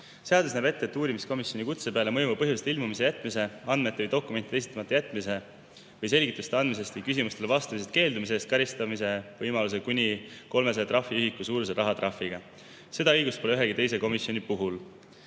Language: Estonian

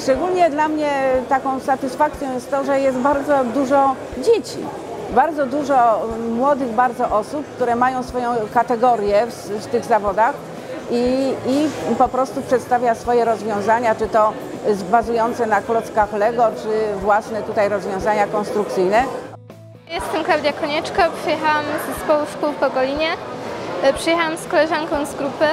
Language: Polish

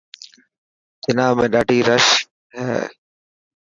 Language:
Dhatki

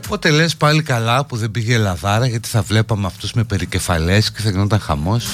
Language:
Greek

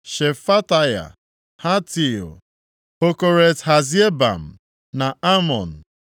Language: Igbo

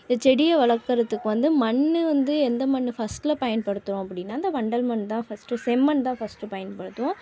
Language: Tamil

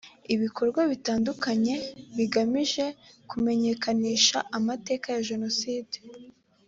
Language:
Kinyarwanda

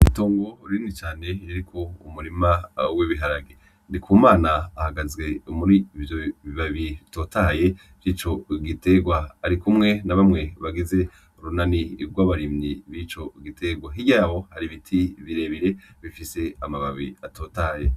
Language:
Rundi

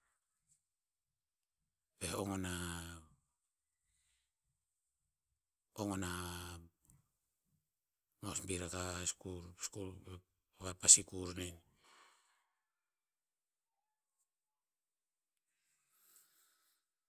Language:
Tinputz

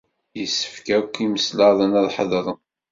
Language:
Kabyle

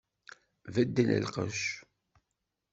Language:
Kabyle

